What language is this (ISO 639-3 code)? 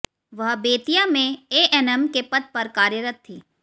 hin